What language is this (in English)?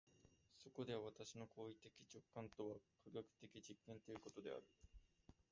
Japanese